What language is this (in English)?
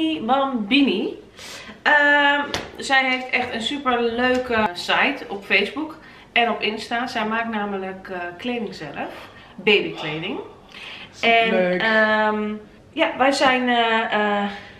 Dutch